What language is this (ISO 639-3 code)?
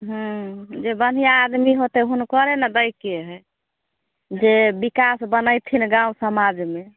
mai